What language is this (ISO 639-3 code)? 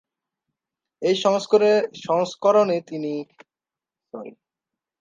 ben